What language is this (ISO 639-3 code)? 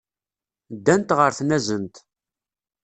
kab